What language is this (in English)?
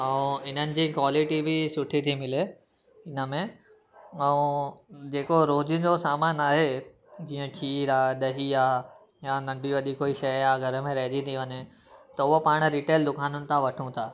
Sindhi